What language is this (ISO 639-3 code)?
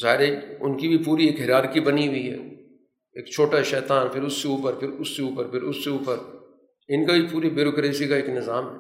urd